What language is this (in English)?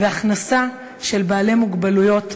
Hebrew